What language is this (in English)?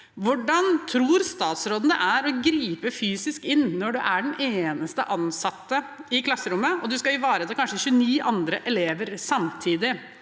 Norwegian